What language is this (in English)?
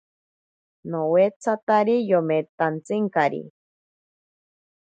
Ashéninka Perené